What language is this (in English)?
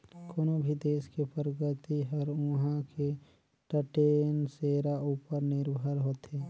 Chhattisgarhi